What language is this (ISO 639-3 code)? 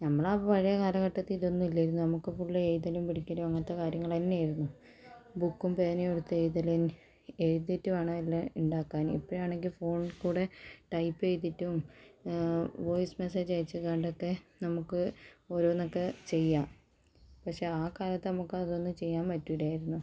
mal